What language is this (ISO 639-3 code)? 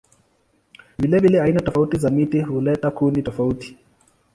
swa